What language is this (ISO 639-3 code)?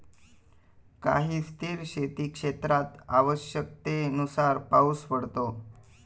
mar